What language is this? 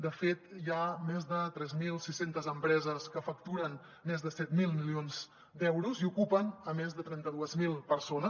Catalan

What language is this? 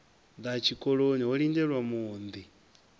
Venda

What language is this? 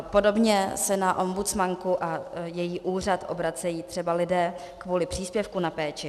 Czech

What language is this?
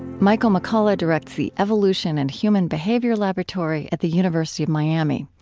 English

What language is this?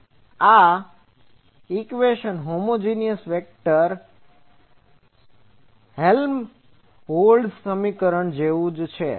Gujarati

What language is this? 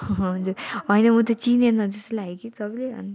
Nepali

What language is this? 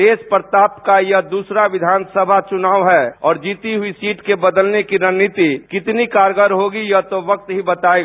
Hindi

